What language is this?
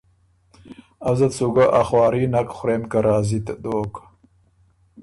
Ormuri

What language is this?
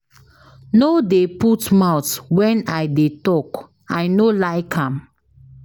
Nigerian Pidgin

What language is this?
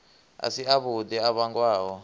Venda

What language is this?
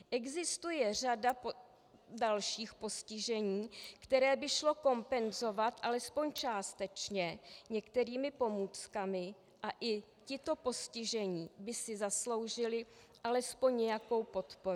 Czech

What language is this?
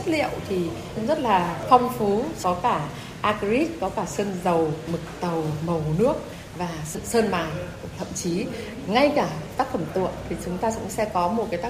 Vietnamese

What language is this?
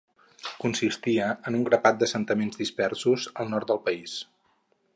Catalan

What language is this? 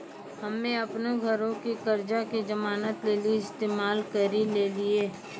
Maithili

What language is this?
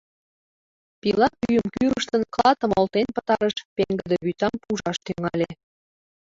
Mari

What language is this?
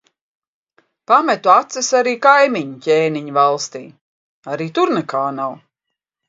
Latvian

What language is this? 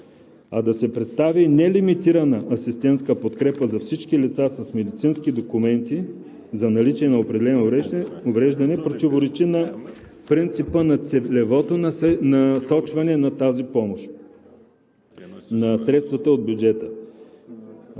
Bulgarian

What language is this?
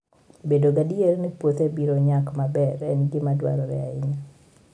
Luo (Kenya and Tanzania)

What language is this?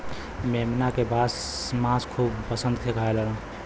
Bhojpuri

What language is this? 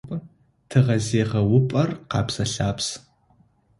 Adyghe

